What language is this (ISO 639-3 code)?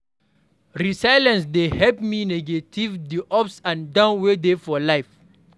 pcm